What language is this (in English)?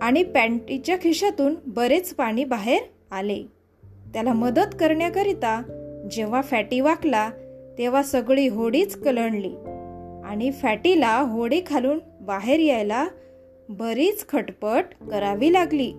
Marathi